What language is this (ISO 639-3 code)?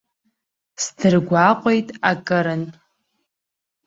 abk